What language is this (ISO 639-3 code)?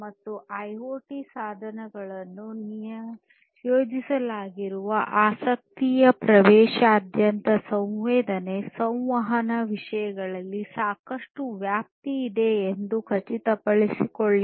kan